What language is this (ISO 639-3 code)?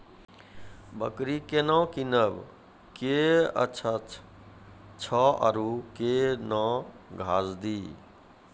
mai